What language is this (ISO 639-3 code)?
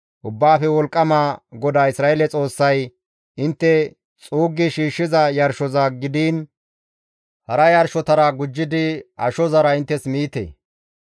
gmv